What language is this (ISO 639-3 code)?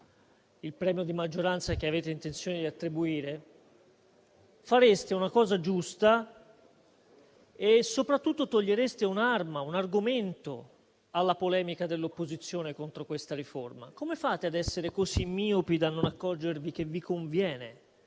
ita